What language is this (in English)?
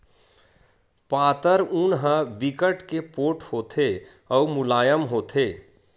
Chhattisgarhi